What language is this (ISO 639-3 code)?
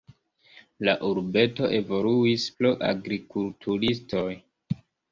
epo